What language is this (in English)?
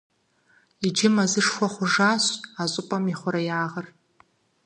Kabardian